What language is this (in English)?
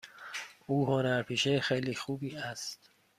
Persian